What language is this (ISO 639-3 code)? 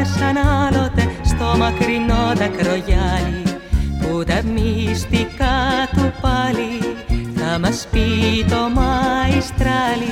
ell